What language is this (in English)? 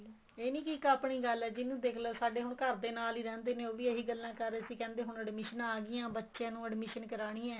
Punjabi